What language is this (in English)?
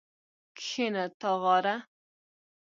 Pashto